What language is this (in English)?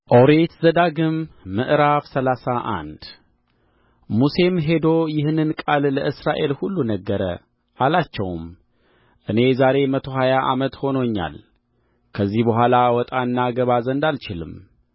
Amharic